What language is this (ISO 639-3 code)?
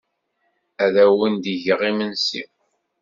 kab